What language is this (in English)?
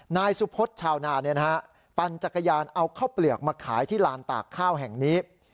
Thai